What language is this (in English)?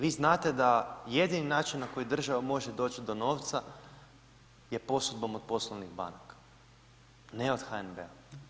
Croatian